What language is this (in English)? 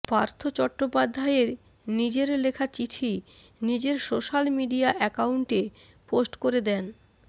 Bangla